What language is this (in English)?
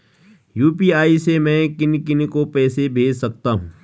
Hindi